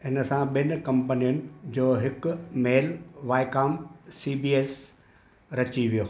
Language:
Sindhi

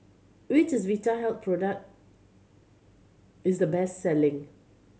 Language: English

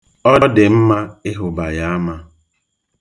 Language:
Igbo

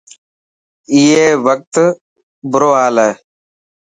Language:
Dhatki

